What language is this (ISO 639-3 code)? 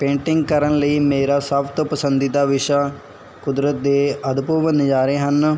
pan